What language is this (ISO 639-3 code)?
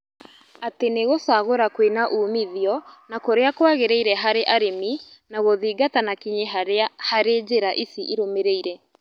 kik